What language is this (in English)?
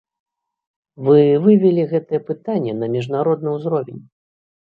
Belarusian